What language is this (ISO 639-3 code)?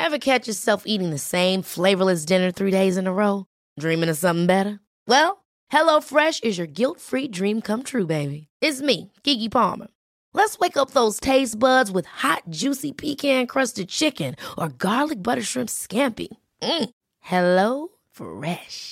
swe